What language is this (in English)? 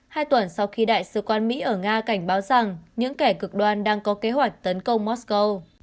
Vietnamese